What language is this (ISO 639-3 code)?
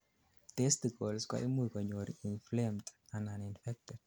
kln